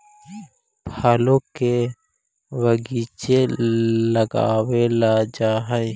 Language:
Magahi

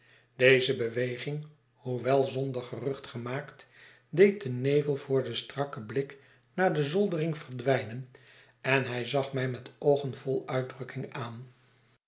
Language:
Dutch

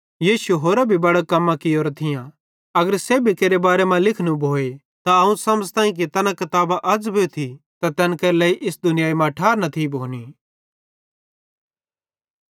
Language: Bhadrawahi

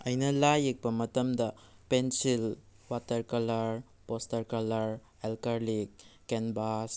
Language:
Manipuri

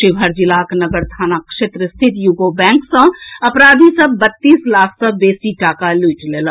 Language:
Maithili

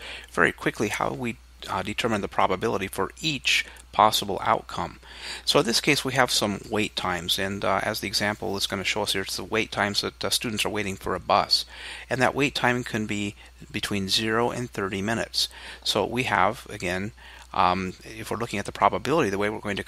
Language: English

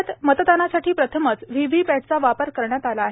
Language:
Marathi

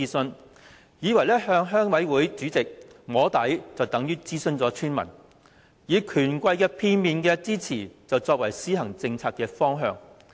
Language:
Cantonese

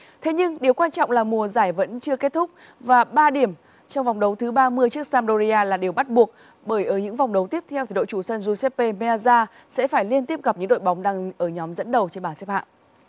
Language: Vietnamese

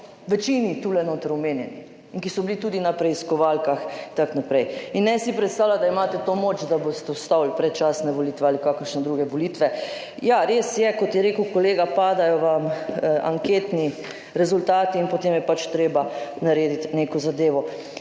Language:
Slovenian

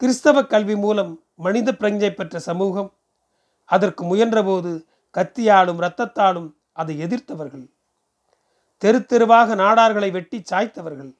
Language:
Tamil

